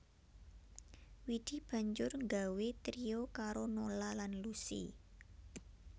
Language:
Javanese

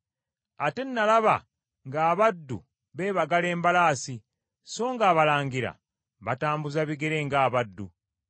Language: Ganda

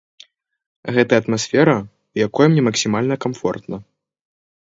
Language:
Belarusian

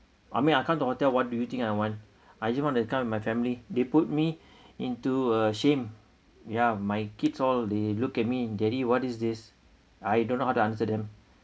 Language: English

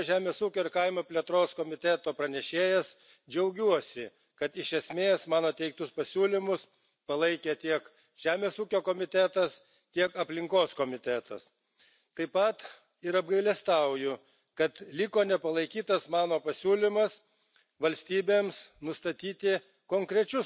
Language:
Lithuanian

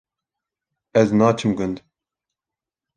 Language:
Kurdish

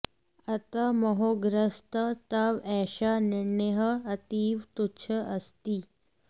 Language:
Sanskrit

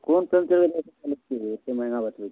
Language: Maithili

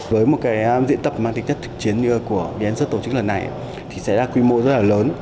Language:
Vietnamese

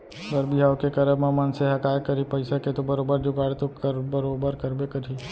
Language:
Chhattisgarhi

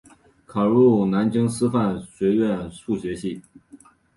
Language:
Chinese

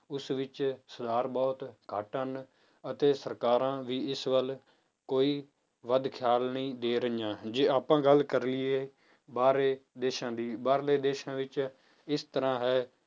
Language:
Punjabi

